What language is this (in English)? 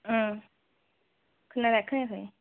Bodo